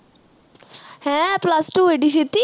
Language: Punjabi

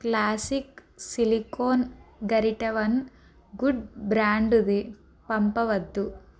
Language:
Telugu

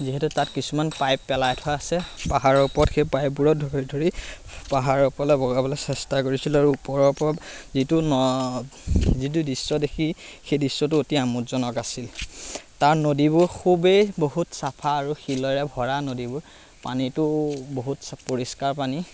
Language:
Assamese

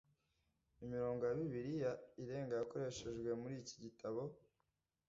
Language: Kinyarwanda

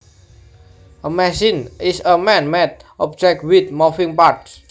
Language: Javanese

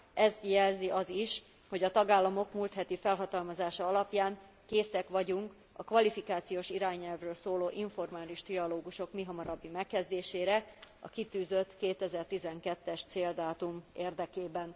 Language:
Hungarian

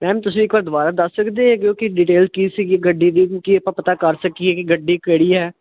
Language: Punjabi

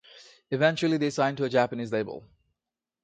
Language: English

